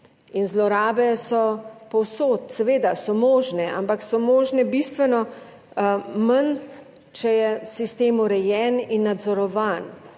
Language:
Slovenian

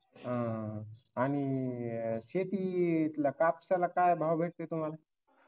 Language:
Marathi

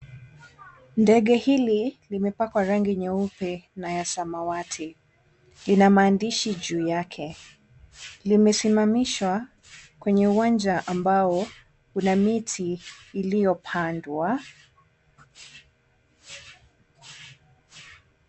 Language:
Swahili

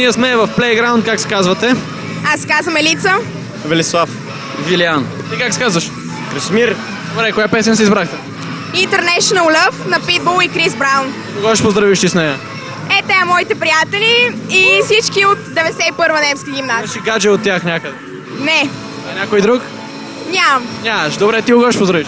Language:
Bulgarian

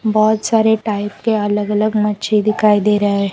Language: Hindi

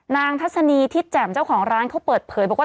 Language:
Thai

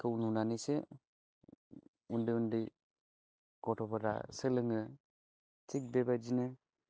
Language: Bodo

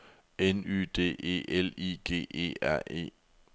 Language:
Danish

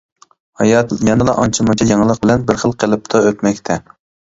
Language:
Uyghur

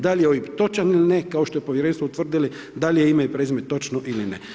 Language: Croatian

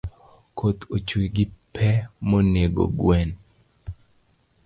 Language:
Luo (Kenya and Tanzania)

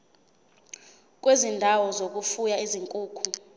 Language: Zulu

